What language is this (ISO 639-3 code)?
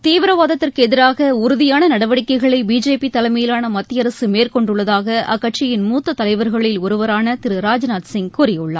tam